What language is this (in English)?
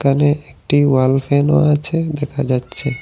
Bangla